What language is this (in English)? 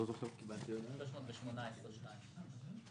Hebrew